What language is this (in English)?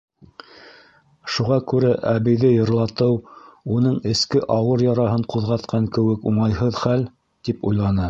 Bashkir